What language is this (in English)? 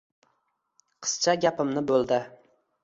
Uzbek